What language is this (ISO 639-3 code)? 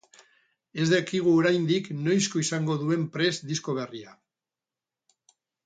eus